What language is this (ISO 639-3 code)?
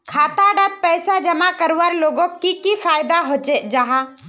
mag